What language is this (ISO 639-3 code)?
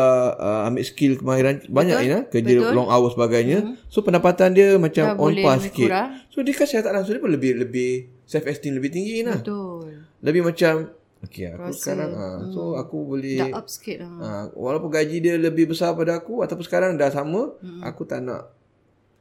msa